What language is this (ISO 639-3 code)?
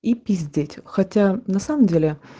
rus